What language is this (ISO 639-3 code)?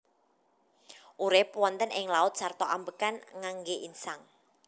jav